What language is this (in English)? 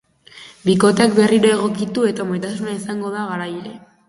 Basque